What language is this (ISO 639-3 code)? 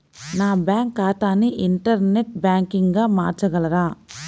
tel